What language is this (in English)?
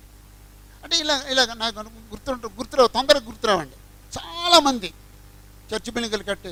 Telugu